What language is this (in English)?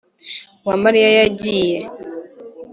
Kinyarwanda